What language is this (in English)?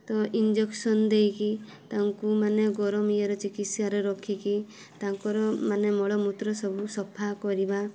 Odia